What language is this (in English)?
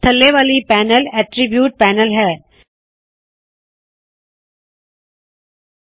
Punjabi